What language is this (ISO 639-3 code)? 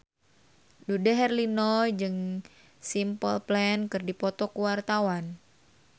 sun